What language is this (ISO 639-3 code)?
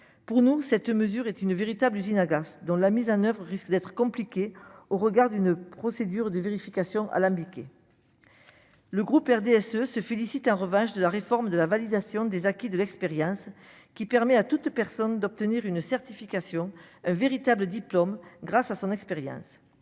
fra